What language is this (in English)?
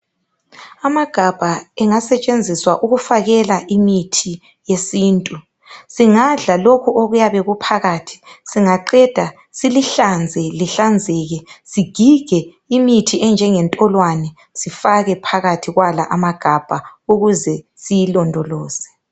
North Ndebele